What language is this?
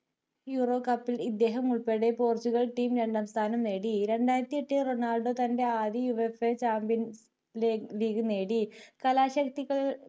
Malayalam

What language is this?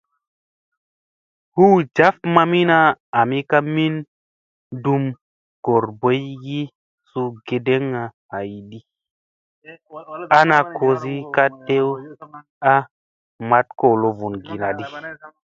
Musey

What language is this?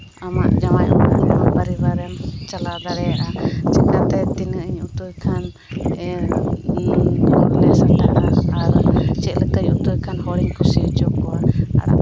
Santali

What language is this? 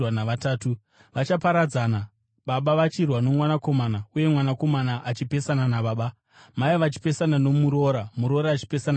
Shona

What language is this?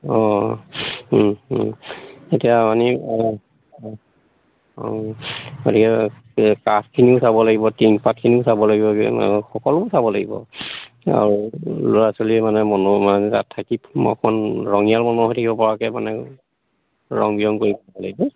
Assamese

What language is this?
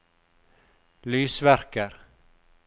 Norwegian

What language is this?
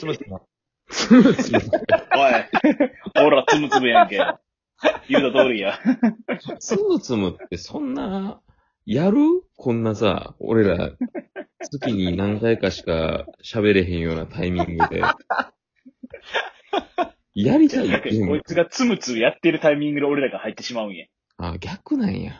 Japanese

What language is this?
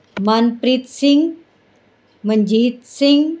Punjabi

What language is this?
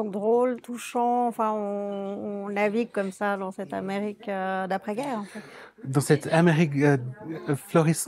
French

